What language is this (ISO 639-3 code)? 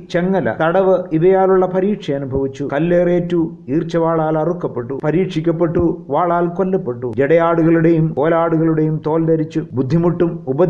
mal